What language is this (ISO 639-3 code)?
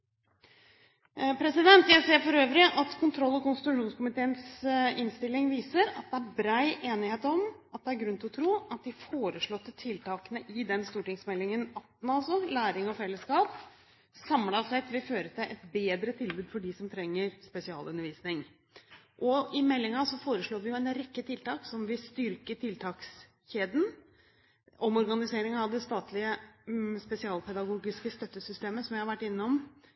nob